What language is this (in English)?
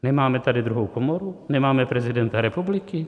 Czech